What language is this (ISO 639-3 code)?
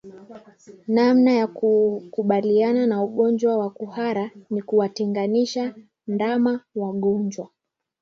swa